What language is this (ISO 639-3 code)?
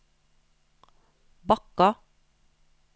nor